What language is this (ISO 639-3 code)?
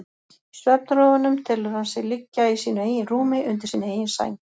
isl